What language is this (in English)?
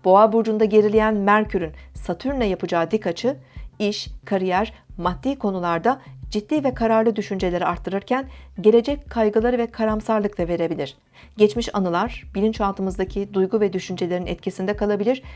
Turkish